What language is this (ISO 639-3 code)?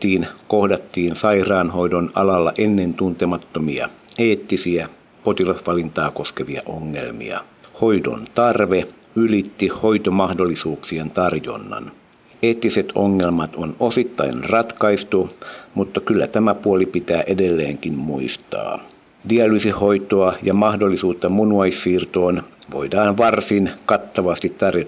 fin